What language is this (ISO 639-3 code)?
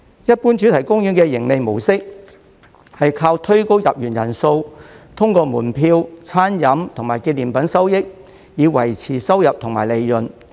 yue